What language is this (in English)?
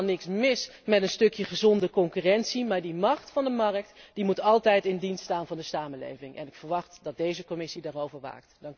Dutch